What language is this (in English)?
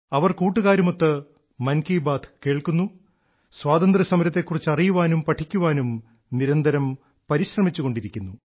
Malayalam